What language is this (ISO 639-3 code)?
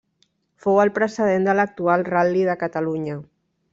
cat